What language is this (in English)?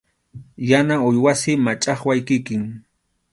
Arequipa-La Unión Quechua